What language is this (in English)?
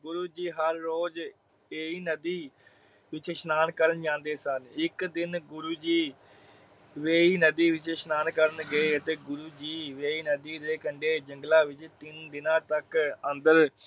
Punjabi